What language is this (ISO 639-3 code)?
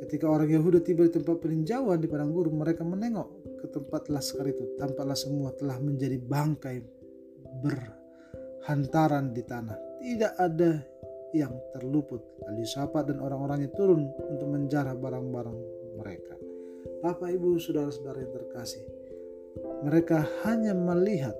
ind